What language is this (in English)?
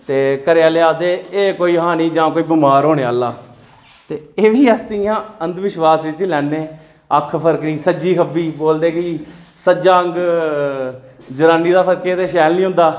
Dogri